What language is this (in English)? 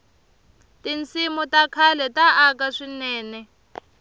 Tsonga